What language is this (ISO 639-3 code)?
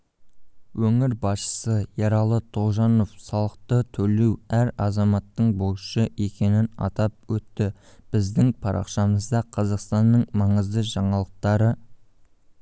kaz